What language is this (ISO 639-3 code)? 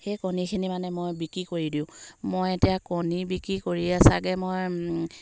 asm